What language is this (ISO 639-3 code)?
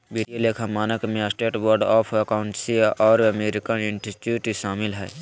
mag